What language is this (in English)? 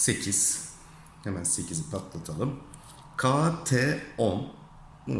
Turkish